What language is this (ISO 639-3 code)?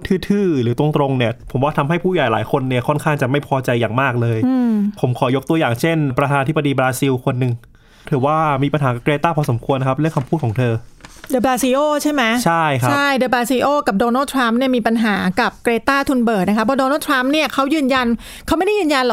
tha